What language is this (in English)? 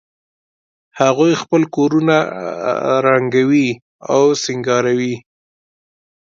Pashto